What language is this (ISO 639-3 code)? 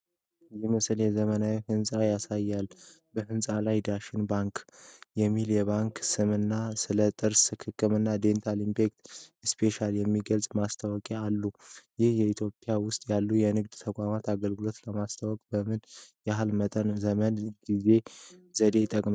amh